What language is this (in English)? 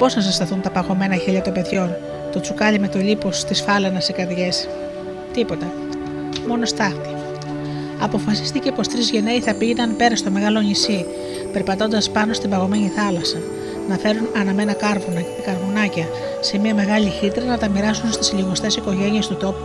Greek